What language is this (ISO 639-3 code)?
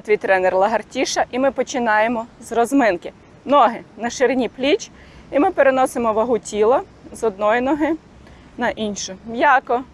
ukr